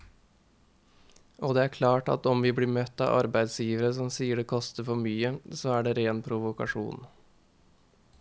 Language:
Norwegian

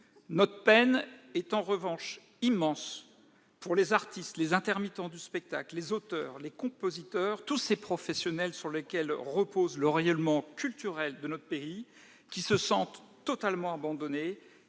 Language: French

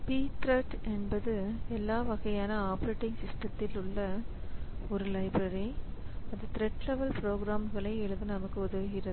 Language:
Tamil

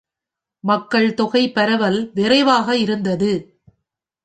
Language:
Tamil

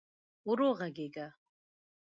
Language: Pashto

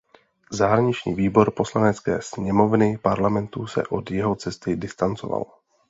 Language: Czech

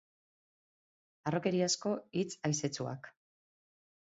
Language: Basque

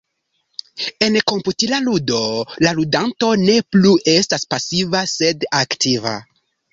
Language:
Esperanto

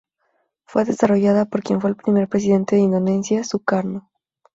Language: Spanish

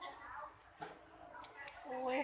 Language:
Thai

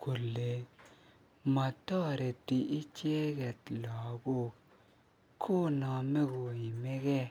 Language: Kalenjin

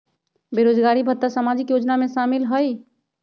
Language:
Magahi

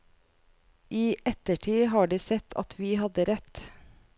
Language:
Norwegian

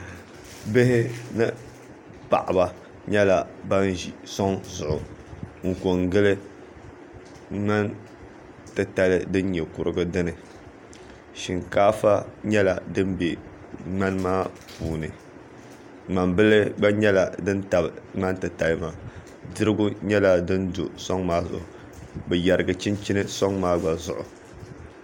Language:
Dagbani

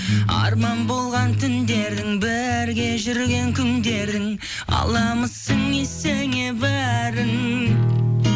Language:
Kazakh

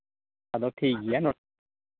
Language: Santali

